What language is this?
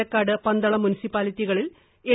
Malayalam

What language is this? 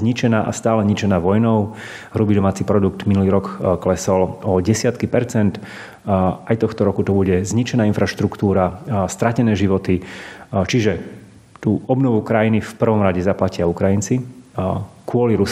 Slovak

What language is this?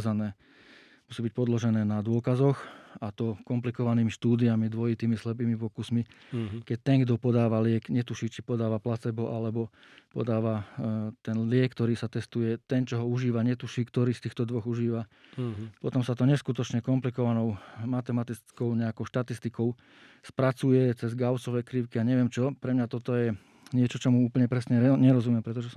Slovak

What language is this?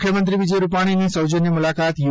Gujarati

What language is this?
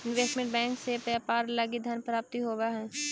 Magahi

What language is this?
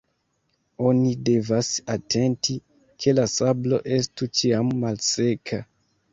Esperanto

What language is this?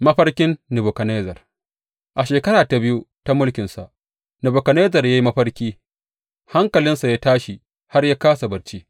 Hausa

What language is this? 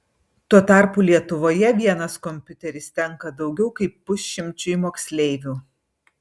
Lithuanian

